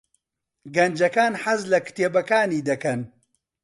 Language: Central Kurdish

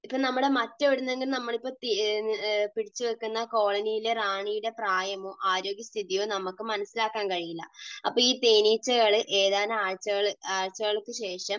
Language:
Malayalam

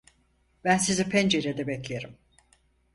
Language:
Turkish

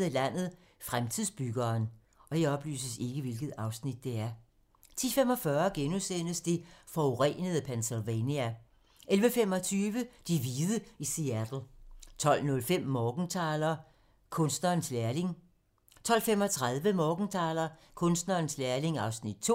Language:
Danish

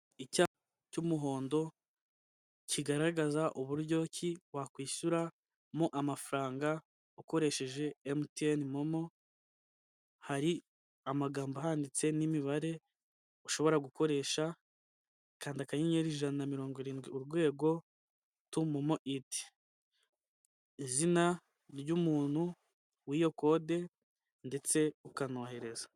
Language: Kinyarwanda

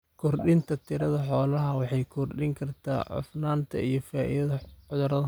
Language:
Somali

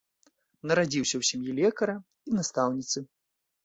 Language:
Belarusian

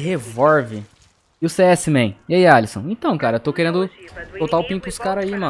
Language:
Portuguese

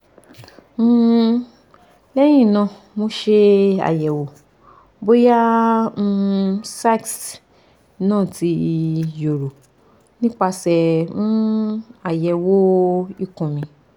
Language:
Yoruba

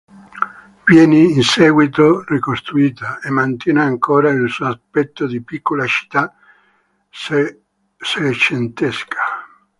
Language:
Italian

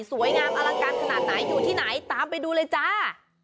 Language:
Thai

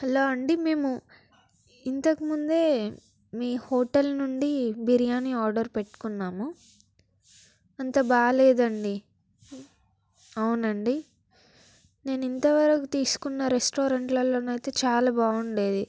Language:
Telugu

